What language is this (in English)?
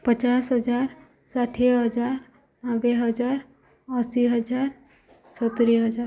Odia